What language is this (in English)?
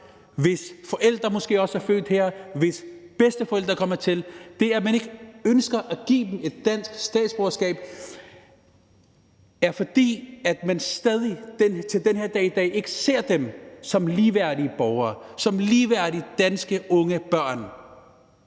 Danish